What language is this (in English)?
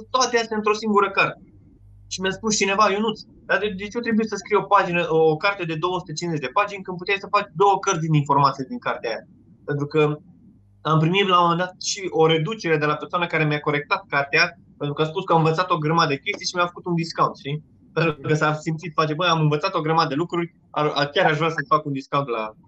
Romanian